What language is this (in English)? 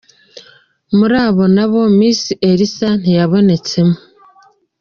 Kinyarwanda